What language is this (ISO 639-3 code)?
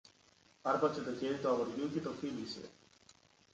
ell